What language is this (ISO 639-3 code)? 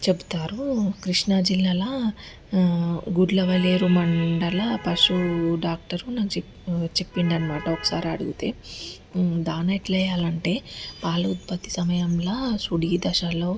tel